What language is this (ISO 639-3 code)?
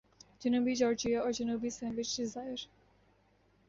urd